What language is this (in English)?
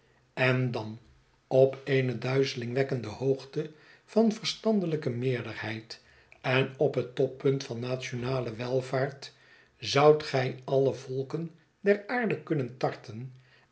Dutch